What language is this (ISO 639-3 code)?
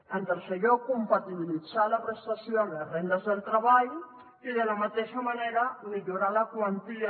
cat